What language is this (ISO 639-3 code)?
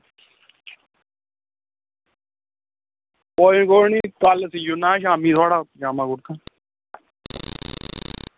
doi